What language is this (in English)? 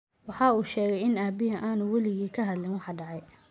Somali